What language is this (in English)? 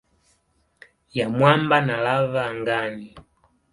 Swahili